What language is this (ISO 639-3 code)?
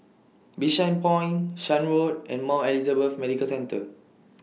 eng